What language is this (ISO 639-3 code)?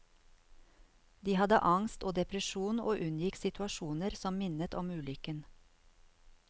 nor